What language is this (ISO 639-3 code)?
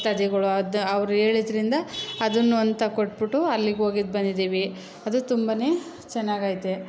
kan